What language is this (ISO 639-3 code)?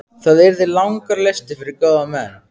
isl